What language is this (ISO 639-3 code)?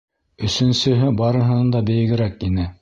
bak